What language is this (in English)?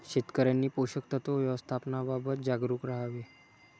Marathi